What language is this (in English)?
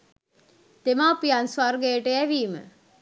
Sinhala